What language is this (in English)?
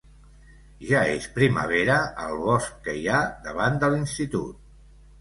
Catalan